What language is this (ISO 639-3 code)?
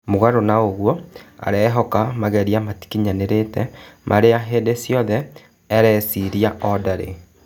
kik